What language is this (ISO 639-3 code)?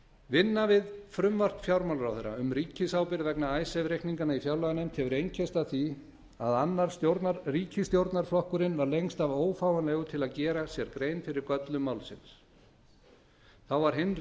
isl